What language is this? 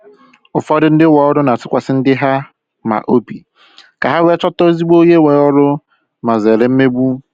Igbo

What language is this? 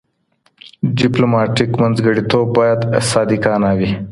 Pashto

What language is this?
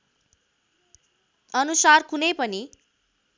Nepali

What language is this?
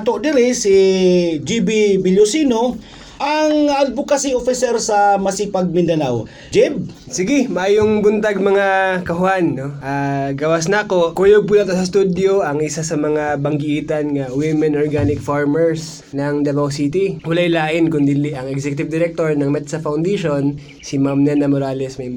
Filipino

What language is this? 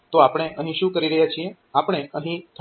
Gujarati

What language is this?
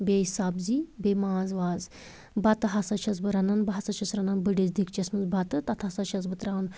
Kashmiri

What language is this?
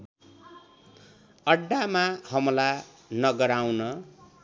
Nepali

